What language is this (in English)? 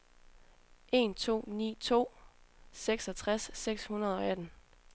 Danish